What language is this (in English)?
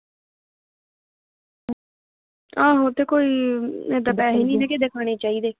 Punjabi